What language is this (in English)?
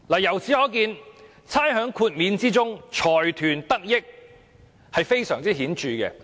Cantonese